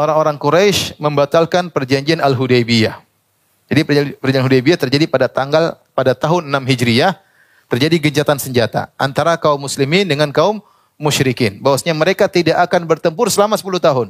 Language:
Indonesian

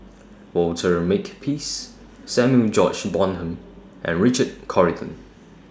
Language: English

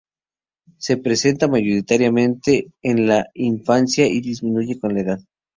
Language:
Spanish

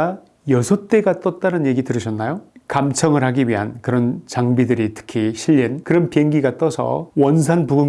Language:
Korean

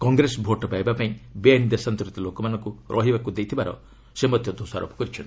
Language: Odia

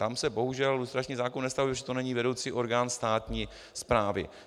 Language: Czech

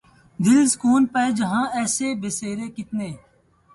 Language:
Urdu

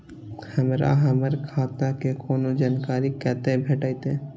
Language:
Maithili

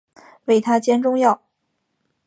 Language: Chinese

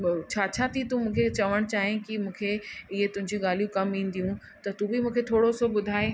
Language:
Sindhi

